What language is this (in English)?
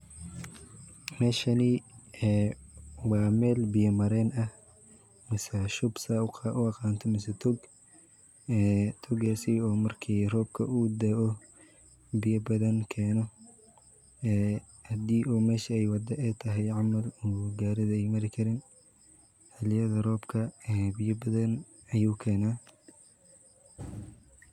Somali